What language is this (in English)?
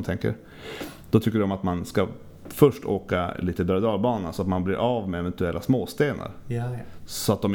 Swedish